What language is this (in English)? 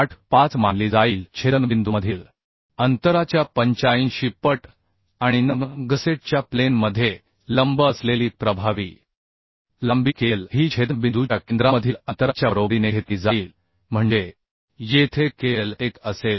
Marathi